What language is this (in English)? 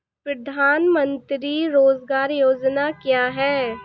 Hindi